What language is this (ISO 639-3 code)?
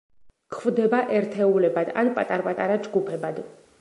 kat